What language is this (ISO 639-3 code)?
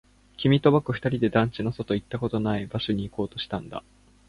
jpn